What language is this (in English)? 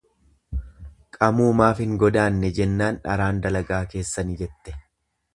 Oromo